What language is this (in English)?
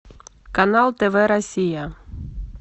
Russian